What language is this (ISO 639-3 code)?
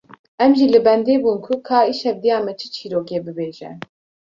kur